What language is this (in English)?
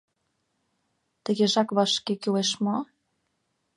Mari